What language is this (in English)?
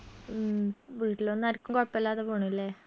Malayalam